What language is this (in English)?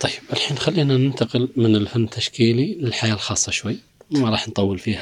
Arabic